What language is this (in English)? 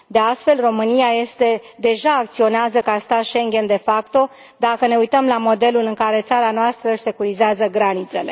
Romanian